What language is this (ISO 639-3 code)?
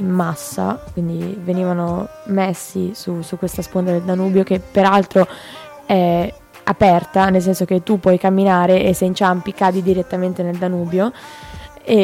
ita